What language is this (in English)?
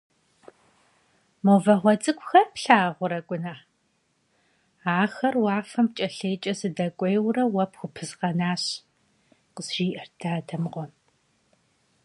Kabardian